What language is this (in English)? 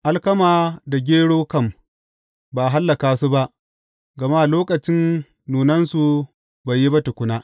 Hausa